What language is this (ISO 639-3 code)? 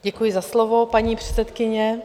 ces